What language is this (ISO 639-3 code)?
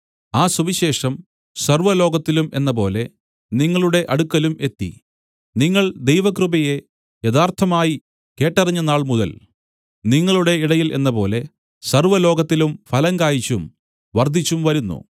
mal